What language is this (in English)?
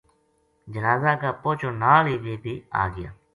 Gujari